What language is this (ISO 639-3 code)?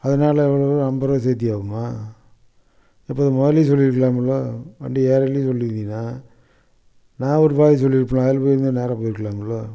tam